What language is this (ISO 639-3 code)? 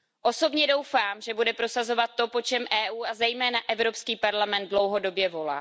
ces